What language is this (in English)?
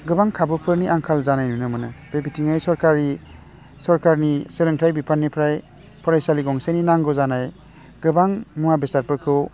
Bodo